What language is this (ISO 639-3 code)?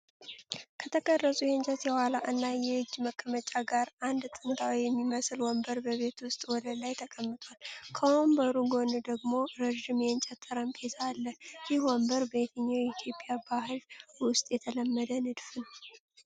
amh